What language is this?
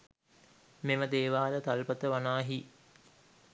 Sinhala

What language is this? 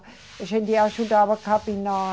Portuguese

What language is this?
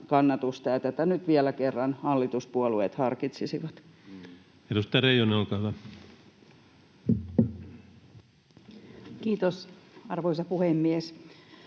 Finnish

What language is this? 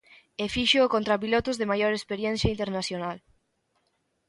Galician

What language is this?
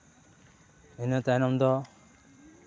Santali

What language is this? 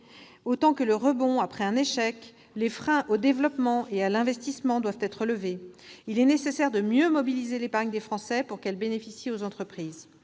French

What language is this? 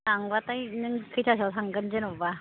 Bodo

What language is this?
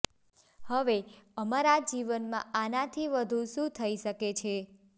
Gujarati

